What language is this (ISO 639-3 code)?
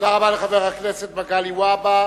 heb